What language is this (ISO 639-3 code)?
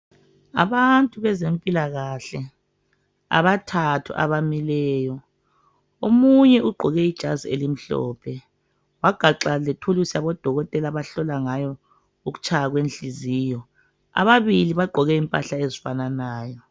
nde